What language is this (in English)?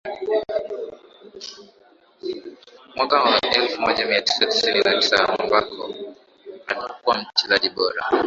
Swahili